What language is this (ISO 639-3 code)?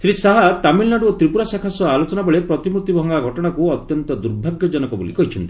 ori